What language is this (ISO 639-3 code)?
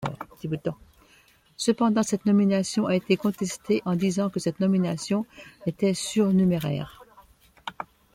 fra